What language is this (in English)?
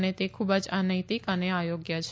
Gujarati